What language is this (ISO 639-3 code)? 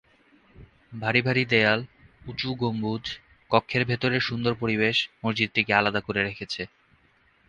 ben